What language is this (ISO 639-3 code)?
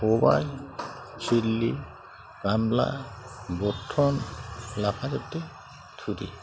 brx